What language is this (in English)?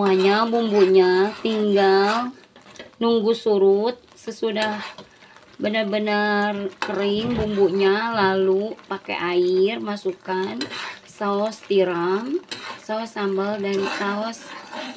Indonesian